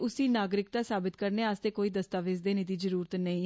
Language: Dogri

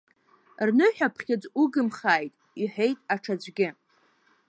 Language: Abkhazian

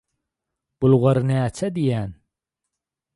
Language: Turkmen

